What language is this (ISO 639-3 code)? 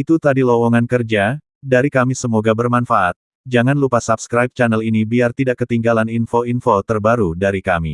ind